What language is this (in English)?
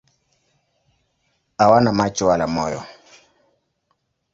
Swahili